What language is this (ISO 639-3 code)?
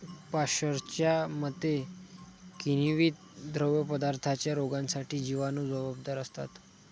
mar